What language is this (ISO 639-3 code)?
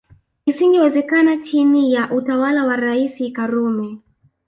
swa